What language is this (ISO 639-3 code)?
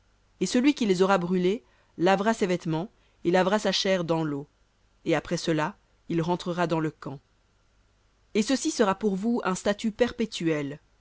fra